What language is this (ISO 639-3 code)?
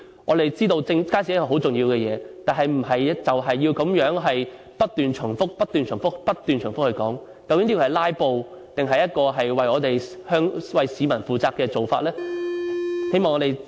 yue